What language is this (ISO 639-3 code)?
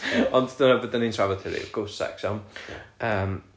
cym